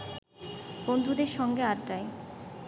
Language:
Bangla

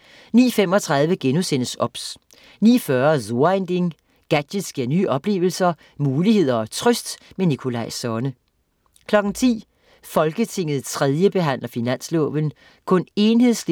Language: Danish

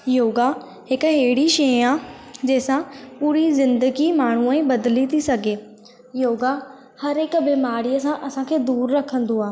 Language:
Sindhi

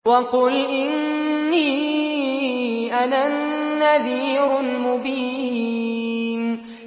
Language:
Arabic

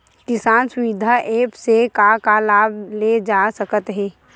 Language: Chhattisgarhi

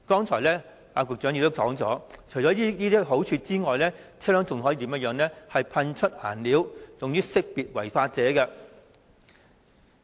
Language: Cantonese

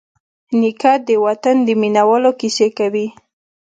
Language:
Pashto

